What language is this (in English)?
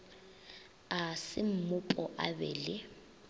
Northern Sotho